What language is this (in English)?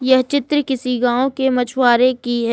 Hindi